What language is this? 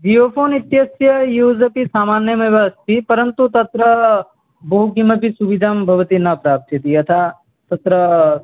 Sanskrit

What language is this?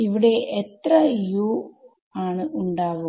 Malayalam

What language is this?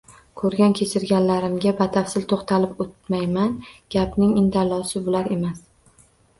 Uzbek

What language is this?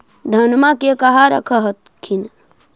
Magahi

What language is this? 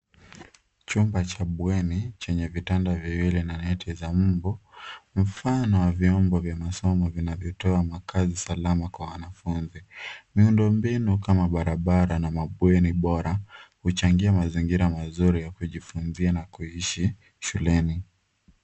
Swahili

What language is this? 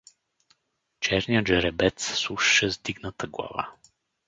Bulgarian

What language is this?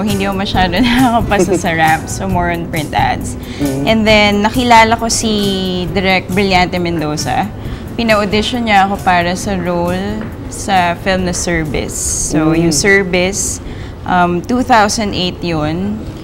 Filipino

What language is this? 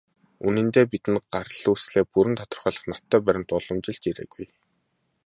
Mongolian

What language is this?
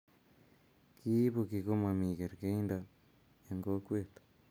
Kalenjin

